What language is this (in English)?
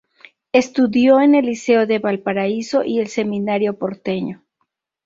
Spanish